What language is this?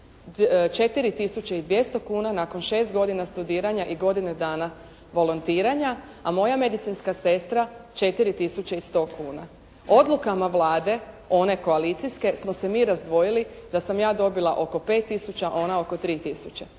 Croatian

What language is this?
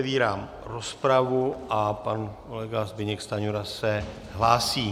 Czech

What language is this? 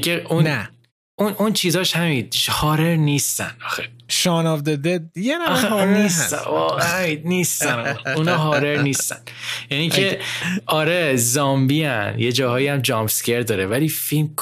Persian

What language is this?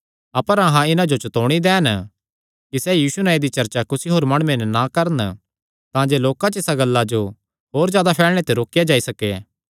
Kangri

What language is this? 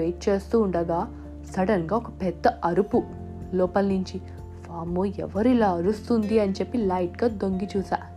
Telugu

